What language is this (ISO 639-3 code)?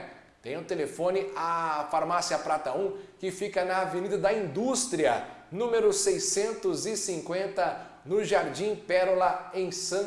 por